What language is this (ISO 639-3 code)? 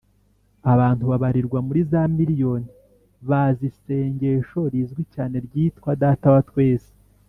kin